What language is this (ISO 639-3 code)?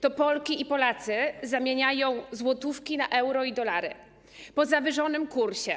pol